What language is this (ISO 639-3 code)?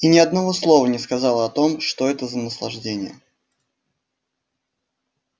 rus